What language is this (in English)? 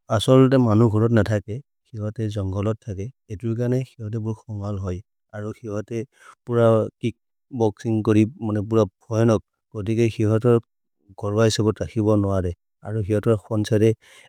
Maria (India)